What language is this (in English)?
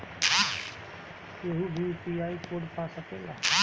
Bhojpuri